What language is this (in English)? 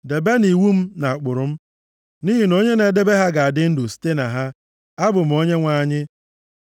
Igbo